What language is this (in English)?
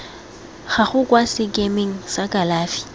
Tswana